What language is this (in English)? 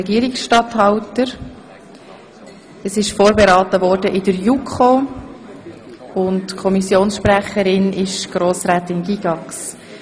Swiss German